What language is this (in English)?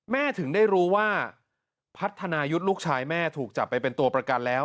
Thai